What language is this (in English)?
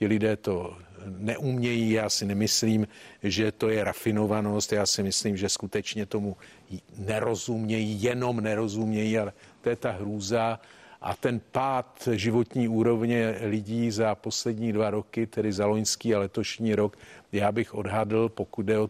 Czech